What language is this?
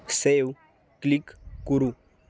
Sanskrit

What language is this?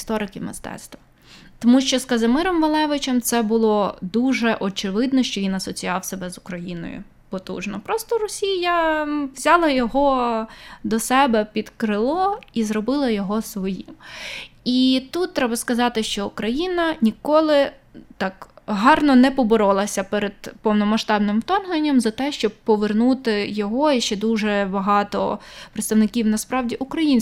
Ukrainian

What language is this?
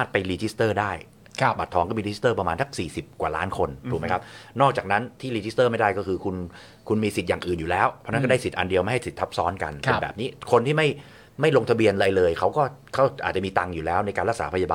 Thai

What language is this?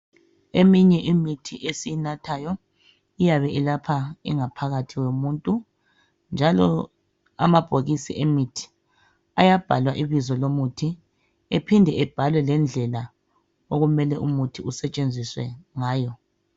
North Ndebele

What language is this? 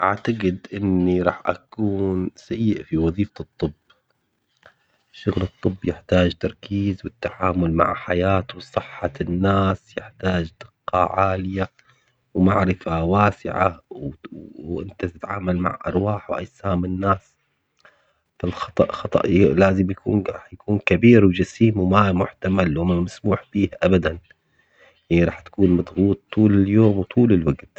Omani Arabic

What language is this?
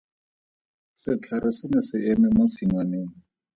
Tswana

